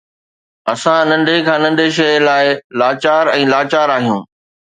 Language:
Sindhi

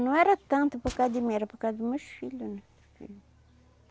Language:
Portuguese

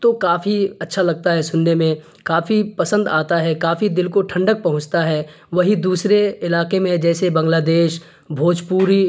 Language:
Urdu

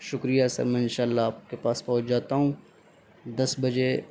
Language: Urdu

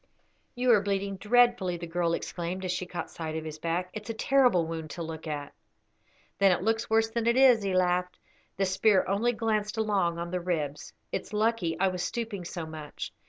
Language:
English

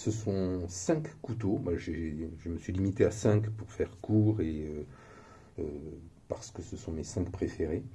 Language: French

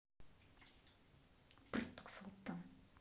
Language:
Russian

